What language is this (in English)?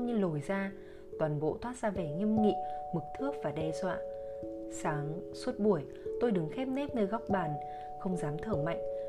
Vietnamese